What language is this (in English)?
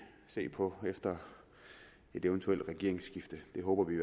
Danish